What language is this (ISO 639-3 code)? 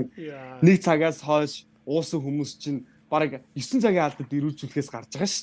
tur